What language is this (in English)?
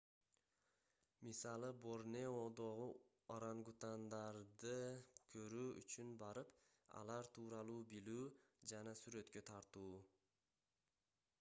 Kyrgyz